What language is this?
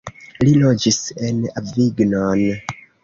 Esperanto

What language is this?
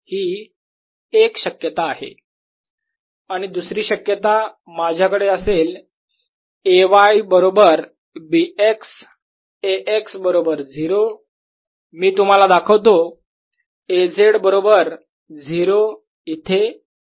Marathi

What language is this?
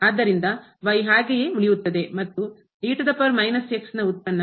Kannada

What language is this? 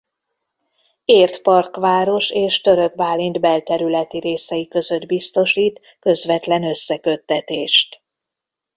Hungarian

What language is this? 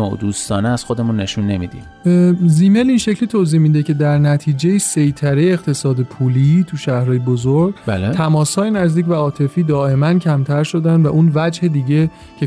Persian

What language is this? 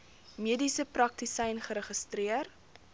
Afrikaans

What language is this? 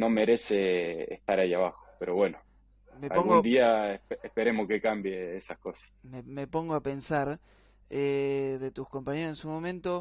Spanish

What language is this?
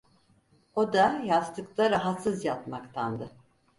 Turkish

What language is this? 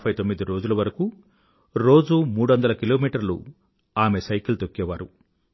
Telugu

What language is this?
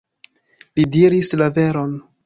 Esperanto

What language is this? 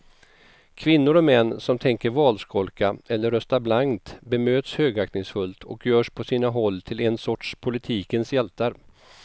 Swedish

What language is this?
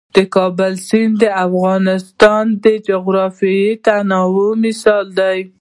Pashto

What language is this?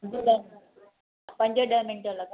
Sindhi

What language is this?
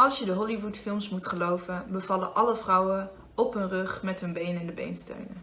Dutch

